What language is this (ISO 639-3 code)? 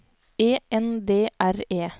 nor